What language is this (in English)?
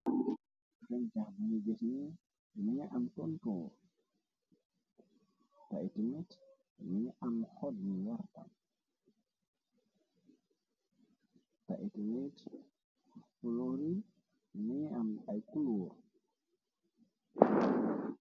Wolof